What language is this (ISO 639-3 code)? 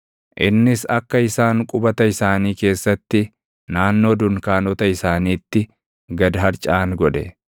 orm